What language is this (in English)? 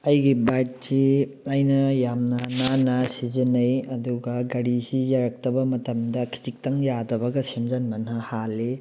Manipuri